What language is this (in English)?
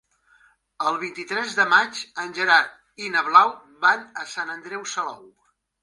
Catalan